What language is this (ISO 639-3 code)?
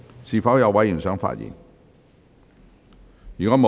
yue